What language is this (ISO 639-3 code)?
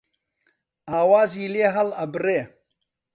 ckb